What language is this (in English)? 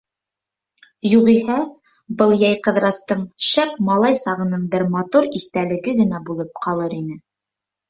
Bashkir